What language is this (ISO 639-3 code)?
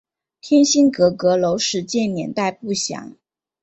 zho